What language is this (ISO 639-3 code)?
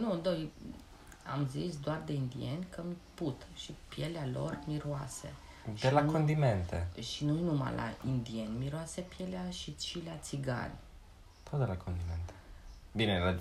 ron